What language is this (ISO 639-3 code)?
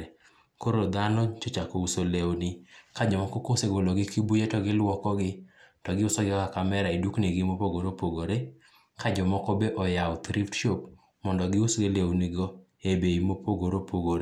luo